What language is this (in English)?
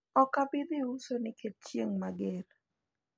Luo (Kenya and Tanzania)